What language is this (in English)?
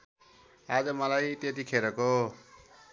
Nepali